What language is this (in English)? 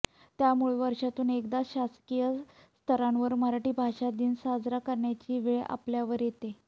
Marathi